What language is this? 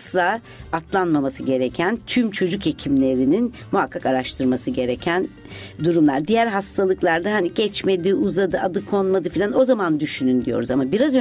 Turkish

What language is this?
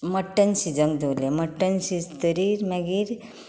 Konkani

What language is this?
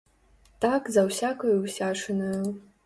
Belarusian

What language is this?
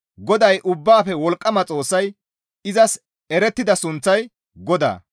Gamo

